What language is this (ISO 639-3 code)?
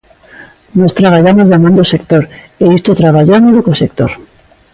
glg